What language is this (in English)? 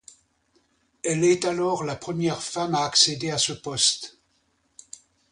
French